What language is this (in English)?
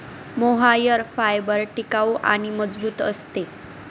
Marathi